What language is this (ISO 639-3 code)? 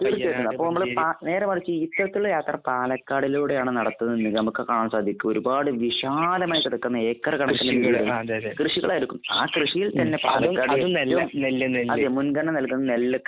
mal